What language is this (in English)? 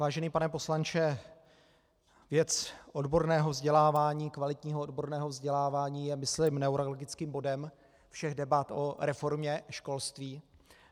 Czech